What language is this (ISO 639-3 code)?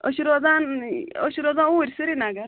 kas